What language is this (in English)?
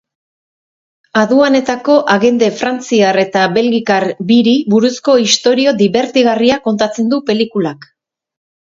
Basque